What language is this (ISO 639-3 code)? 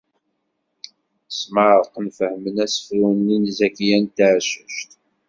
kab